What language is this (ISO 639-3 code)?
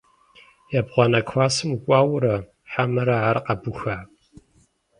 kbd